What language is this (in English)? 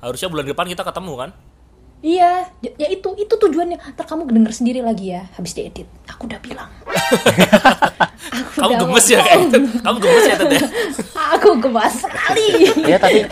Indonesian